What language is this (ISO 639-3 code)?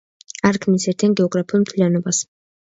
kat